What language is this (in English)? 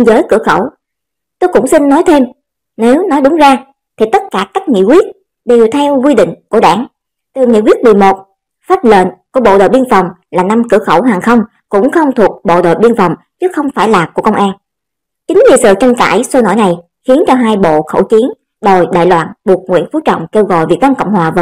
Vietnamese